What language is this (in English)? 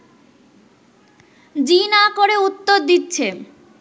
Bangla